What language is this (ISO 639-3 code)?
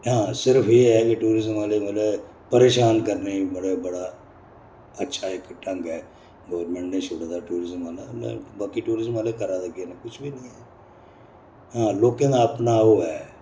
doi